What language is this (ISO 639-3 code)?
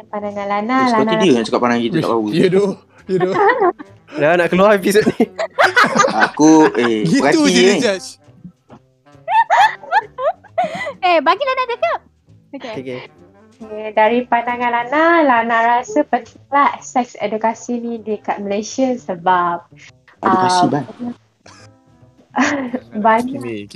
msa